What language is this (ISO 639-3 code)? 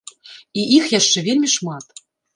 bel